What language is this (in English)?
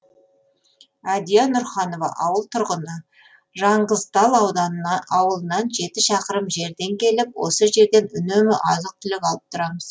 Kazakh